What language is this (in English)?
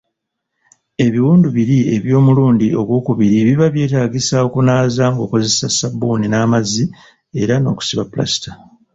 Ganda